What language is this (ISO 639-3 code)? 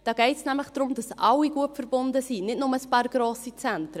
gsw